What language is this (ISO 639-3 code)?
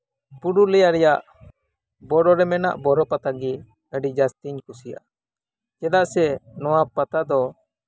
sat